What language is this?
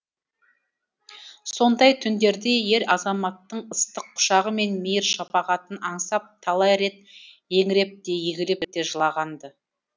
Kazakh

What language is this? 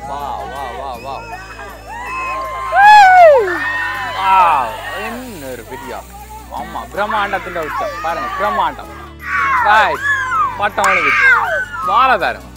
Thai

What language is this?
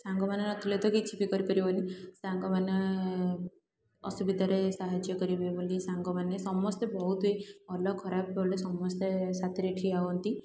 Odia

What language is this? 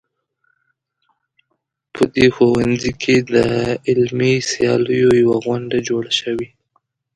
Pashto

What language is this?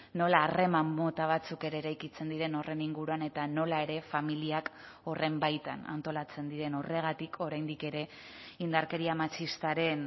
Basque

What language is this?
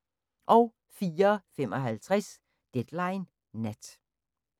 Danish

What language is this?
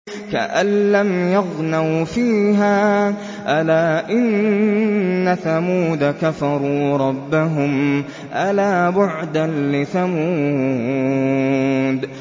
Arabic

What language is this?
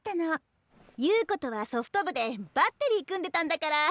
Japanese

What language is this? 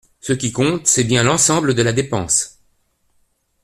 French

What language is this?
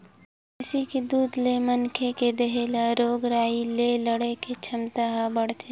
Chhattisgarhi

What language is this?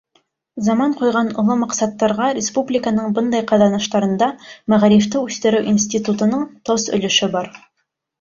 Bashkir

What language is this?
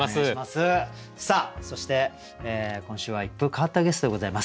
Japanese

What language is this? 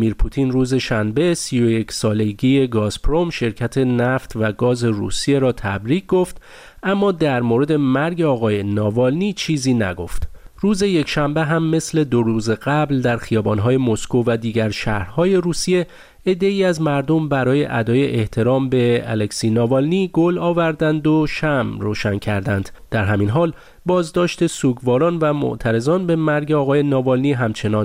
Persian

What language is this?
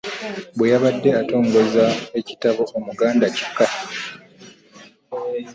Ganda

